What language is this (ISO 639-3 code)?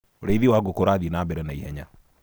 kik